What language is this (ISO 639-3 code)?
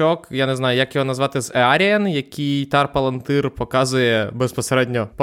ukr